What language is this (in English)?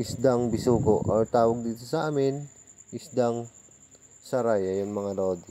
Filipino